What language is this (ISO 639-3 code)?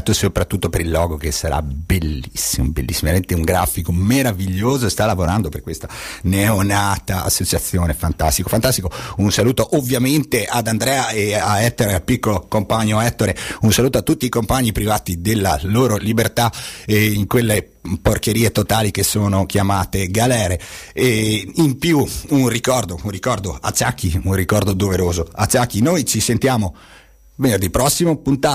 ita